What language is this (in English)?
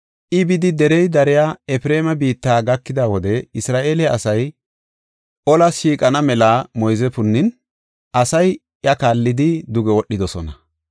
Gofa